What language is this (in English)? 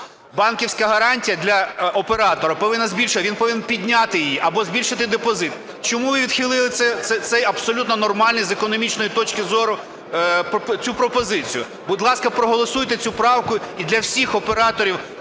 Ukrainian